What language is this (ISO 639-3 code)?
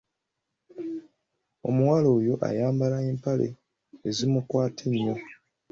lug